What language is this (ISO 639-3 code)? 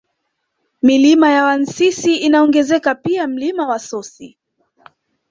swa